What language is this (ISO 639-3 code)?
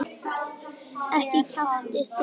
isl